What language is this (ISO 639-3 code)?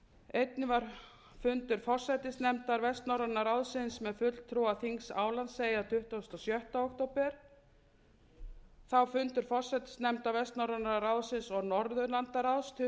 isl